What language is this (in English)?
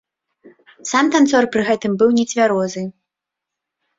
Belarusian